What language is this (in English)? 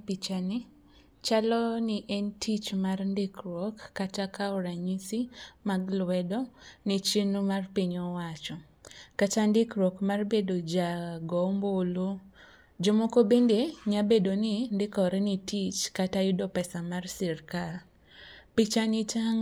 Luo (Kenya and Tanzania)